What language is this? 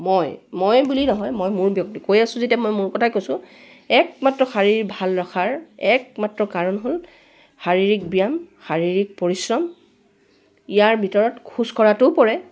Assamese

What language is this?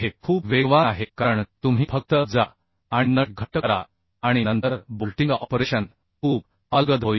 Marathi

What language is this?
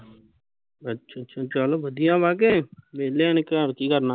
Punjabi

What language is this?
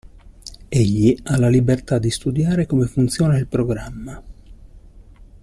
Italian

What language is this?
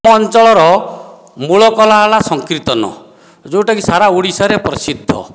Odia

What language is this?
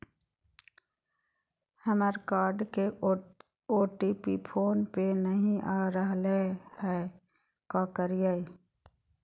Magahi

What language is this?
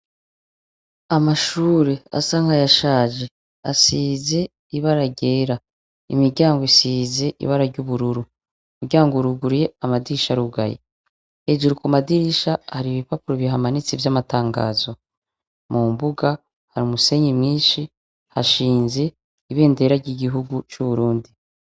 Rundi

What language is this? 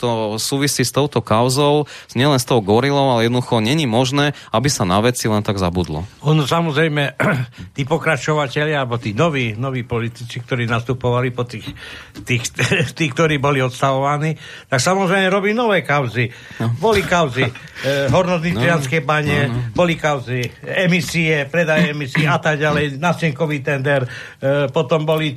Slovak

